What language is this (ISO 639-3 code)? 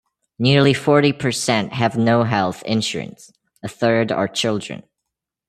eng